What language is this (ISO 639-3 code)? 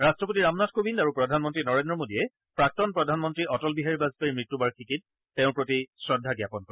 asm